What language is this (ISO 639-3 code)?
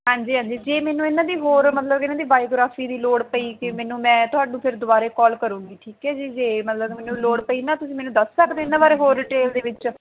pan